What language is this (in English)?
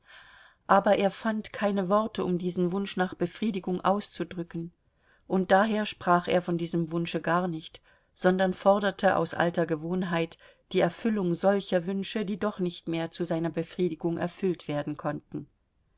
German